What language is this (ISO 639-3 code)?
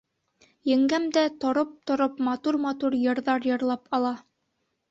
bak